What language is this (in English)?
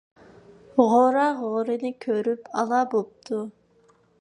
Uyghur